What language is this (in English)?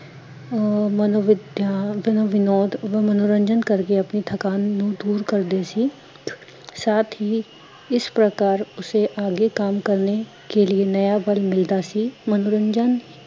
Punjabi